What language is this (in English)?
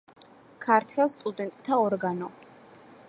Georgian